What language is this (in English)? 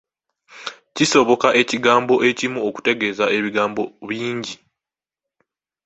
Ganda